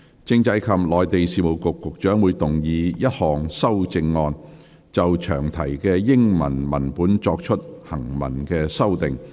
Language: Cantonese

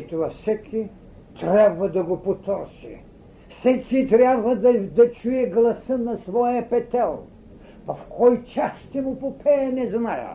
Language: Bulgarian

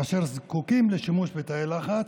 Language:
Hebrew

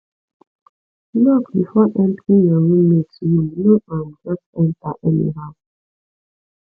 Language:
Nigerian Pidgin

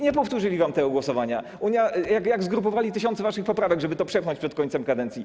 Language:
Polish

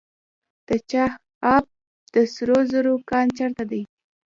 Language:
Pashto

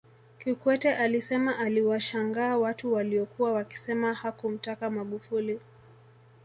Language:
Swahili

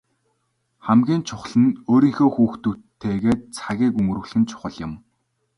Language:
Mongolian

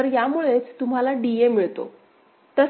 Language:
Marathi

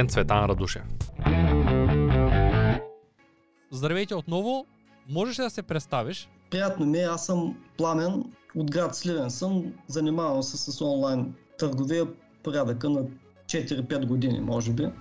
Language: Bulgarian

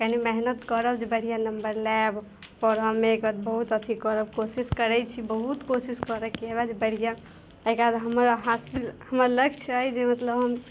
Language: Maithili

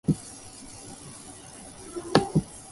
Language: Japanese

